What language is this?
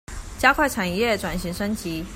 Chinese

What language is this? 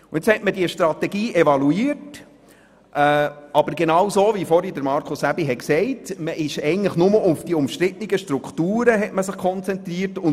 Swiss German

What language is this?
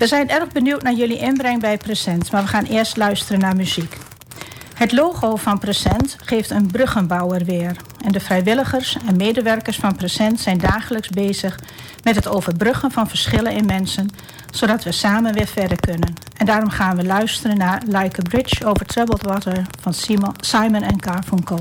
Dutch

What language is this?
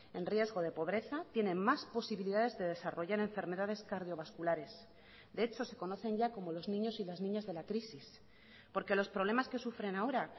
Spanish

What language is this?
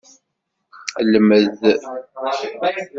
Kabyle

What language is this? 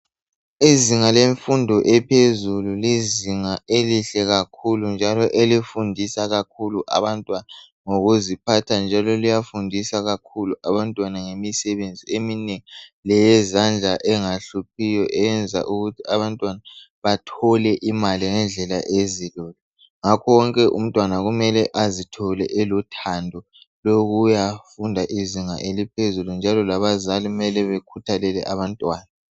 North Ndebele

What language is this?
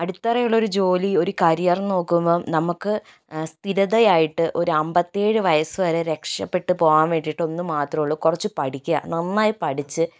Malayalam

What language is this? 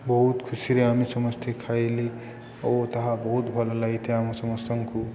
Odia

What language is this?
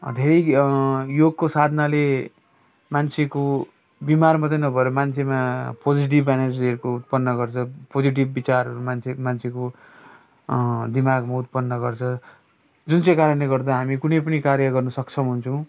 Nepali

